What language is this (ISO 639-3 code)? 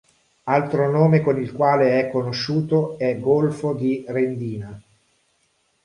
ita